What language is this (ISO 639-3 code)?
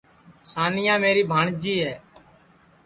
ssi